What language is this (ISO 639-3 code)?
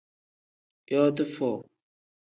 kdh